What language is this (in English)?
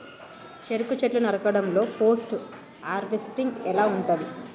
Telugu